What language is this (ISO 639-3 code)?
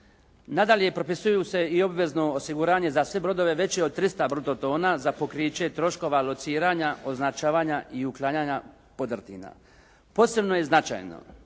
hrv